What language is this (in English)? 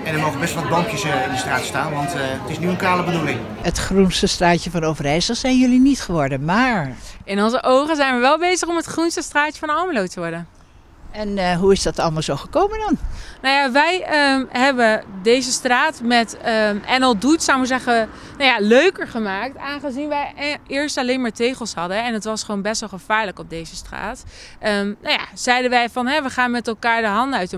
Dutch